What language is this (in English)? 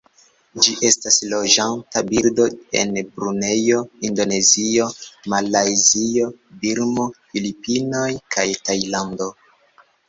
Esperanto